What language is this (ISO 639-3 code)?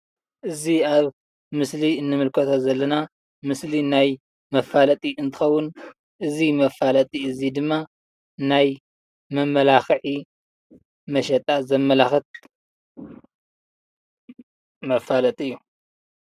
tir